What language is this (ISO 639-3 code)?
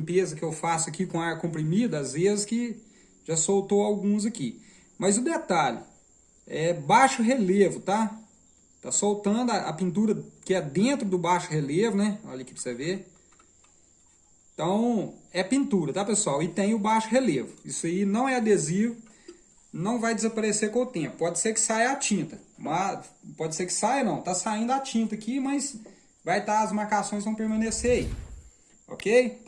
por